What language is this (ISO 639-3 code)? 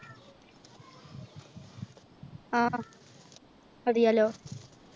mal